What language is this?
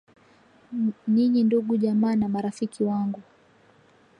Swahili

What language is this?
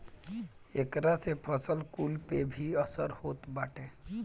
Bhojpuri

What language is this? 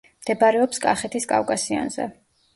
Georgian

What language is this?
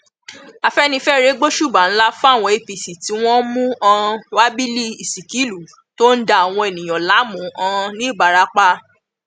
Yoruba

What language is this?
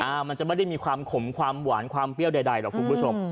Thai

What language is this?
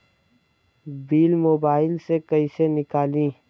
Bhojpuri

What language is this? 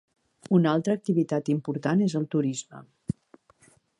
Catalan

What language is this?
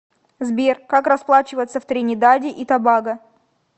Russian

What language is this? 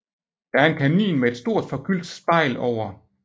Danish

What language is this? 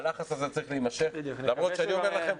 Hebrew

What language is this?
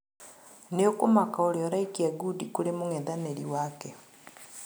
Kikuyu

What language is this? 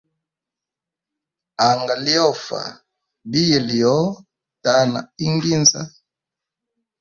Hemba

